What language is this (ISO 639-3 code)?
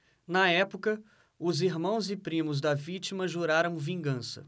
por